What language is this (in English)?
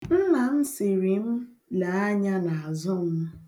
Igbo